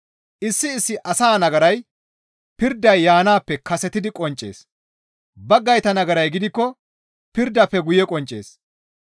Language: Gamo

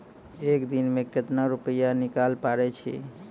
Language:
Maithili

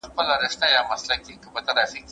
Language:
Pashto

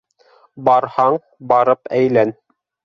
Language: Bashkir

